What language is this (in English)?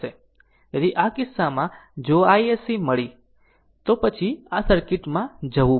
Gujarati